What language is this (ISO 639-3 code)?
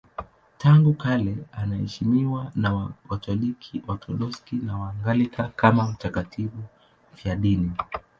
swa